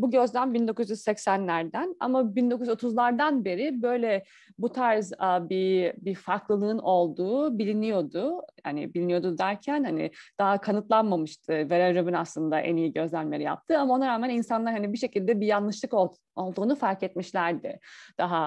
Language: Turkish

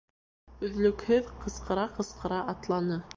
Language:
Bashkir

